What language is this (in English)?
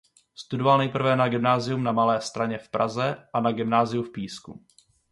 Czech